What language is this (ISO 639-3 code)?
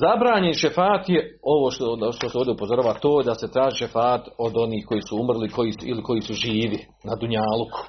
hrv